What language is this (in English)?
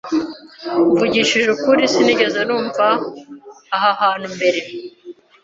Kinyarwanda